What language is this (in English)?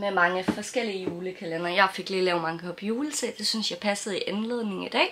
Danish